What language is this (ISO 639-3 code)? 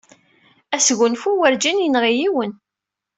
kab